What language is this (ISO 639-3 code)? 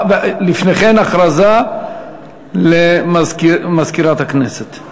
heb